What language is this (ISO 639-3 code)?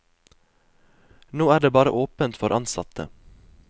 nor